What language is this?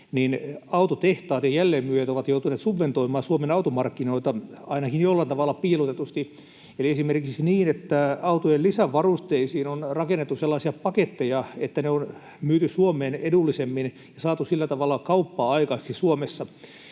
Finnish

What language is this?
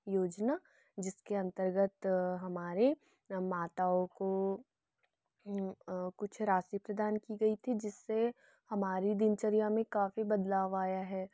Hindi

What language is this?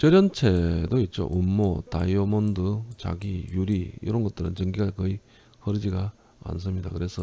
Korean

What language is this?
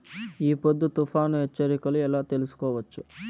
Telugu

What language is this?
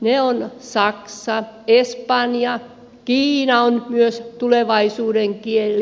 Finnish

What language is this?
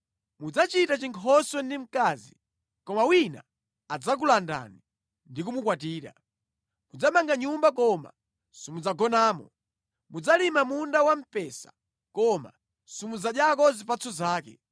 Nyanja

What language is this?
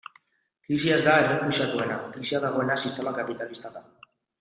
Basque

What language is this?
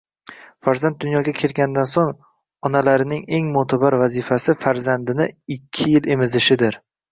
Uzbek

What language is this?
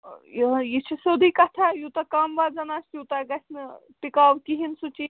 Kashmiri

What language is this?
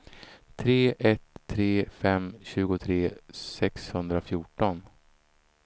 Swedish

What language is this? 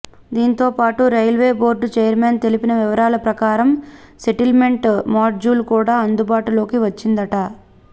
Telugu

